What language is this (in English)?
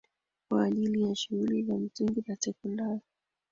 Swahili